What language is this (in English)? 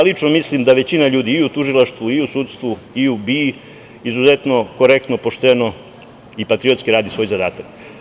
Serbian